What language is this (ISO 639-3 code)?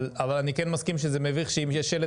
heb